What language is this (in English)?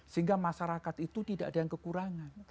Indonesian